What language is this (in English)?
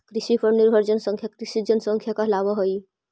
Magahi